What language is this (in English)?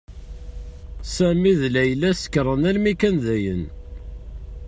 Kabyle